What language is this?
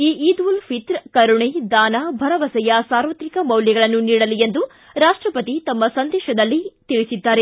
Kannada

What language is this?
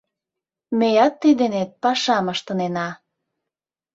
Mari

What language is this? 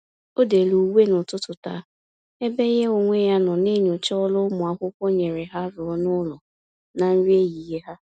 Igbo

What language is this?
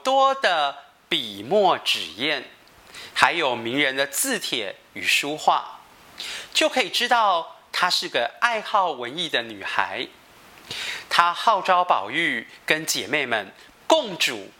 Chinese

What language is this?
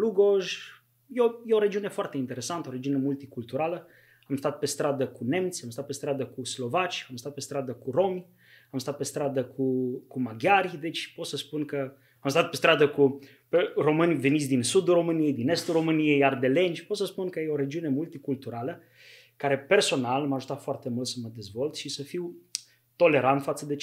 Romanian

